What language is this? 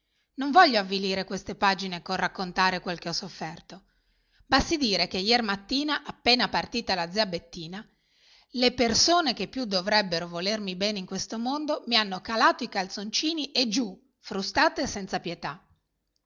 Italian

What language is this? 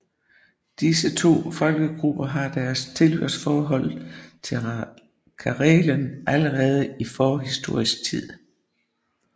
Danish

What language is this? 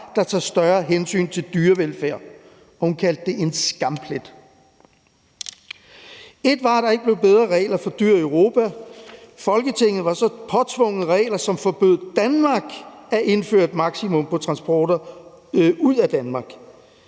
Danish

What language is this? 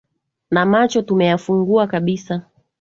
Swahili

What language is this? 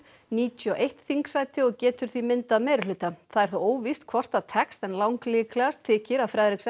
Icelandic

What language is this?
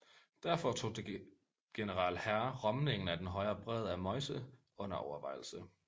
Danish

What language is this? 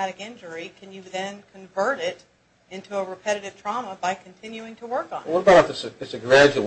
English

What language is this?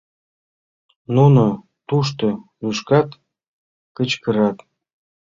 Mari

